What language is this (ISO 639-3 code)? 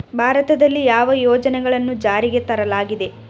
kan